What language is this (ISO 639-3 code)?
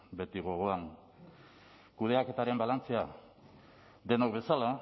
eus